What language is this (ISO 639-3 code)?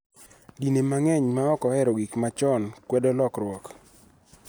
luo